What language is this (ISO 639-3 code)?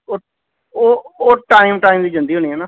pan